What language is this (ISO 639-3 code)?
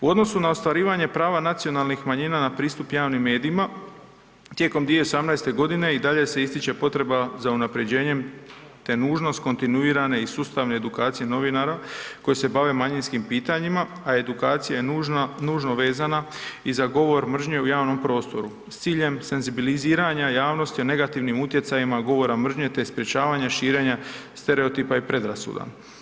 hrv